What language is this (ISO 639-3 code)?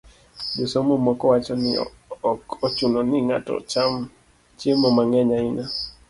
luo